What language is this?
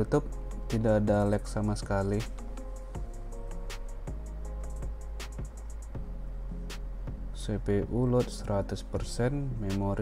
Indonesian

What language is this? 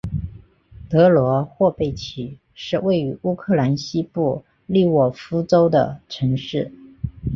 Chinese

